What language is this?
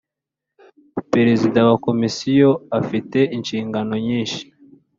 Kinyarwanda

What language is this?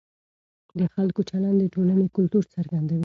Pashto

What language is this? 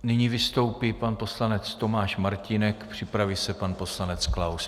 Czech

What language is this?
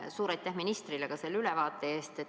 Estonian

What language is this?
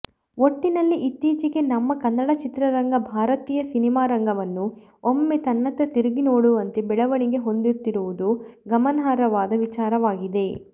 Kannada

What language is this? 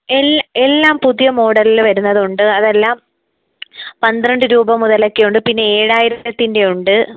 Malayalam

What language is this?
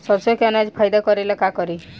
Bhojpuri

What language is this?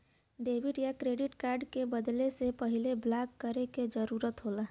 Bhojpuri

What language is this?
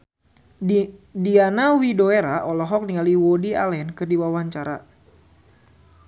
Sundanese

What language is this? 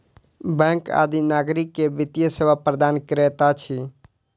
Maithili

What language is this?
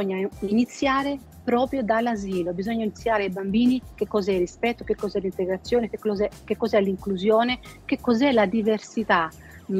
Italian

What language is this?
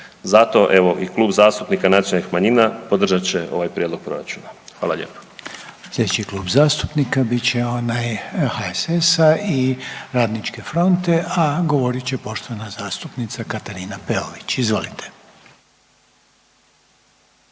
Croatian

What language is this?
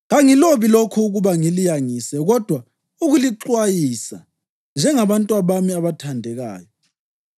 North Ndebele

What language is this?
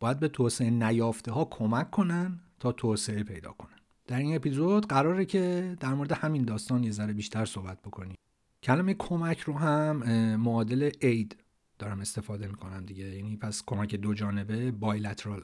Persian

